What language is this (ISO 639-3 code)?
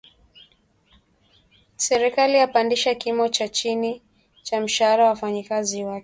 swa